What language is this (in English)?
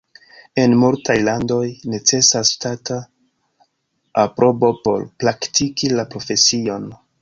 Esperanto